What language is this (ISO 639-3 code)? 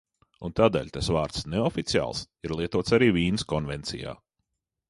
lav